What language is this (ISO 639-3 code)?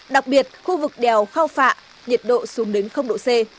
vie